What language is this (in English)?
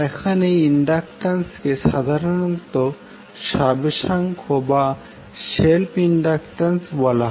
Bangla